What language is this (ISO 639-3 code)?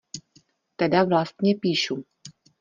ces